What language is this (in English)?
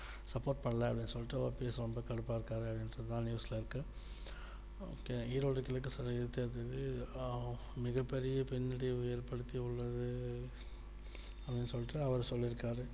Tamil